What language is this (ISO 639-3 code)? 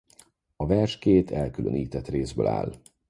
hun